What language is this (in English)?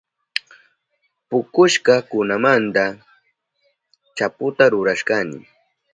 Southern Pastaza Quechua